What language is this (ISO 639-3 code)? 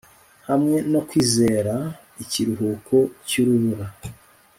kin